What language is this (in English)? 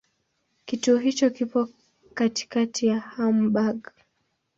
Swahili